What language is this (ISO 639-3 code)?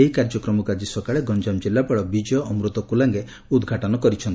ori